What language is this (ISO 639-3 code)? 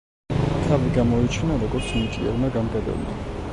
kat